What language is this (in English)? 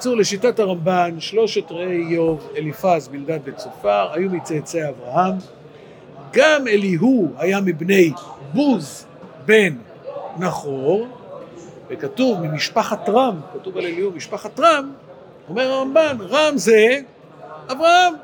Hebrew